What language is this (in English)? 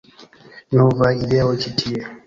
Esperanto